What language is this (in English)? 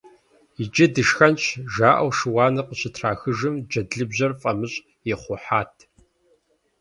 Kabardian